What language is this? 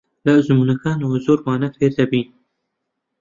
Central Kurdish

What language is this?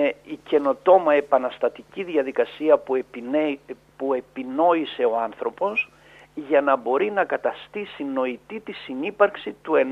Greek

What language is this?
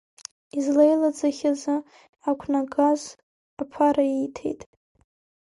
Abkhazian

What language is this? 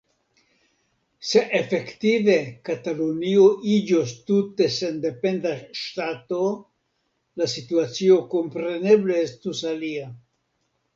Esperanto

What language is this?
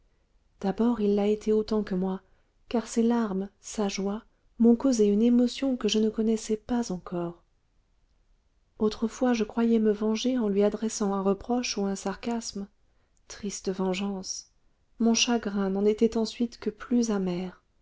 French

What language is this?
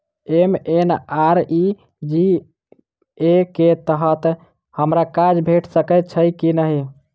Maithili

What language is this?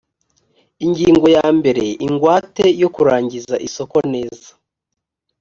Kinyarwanda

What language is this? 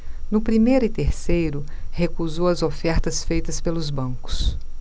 Portuguese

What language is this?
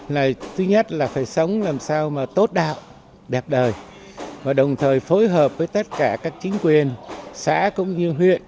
Vietnamese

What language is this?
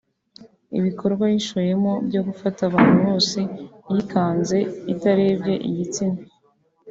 Kinyarwanda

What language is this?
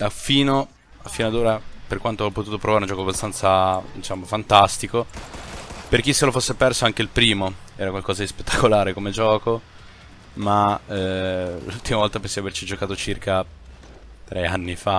Italian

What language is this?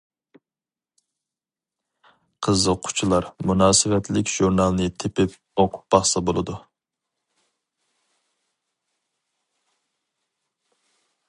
Uyghur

